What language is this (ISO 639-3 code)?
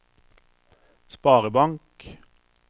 nor